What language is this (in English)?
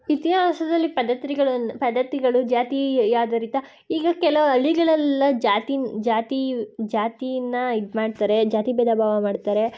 Kannada